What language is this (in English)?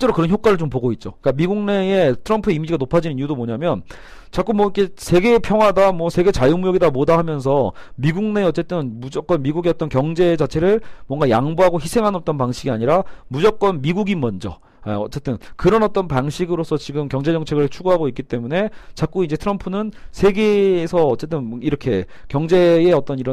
Korean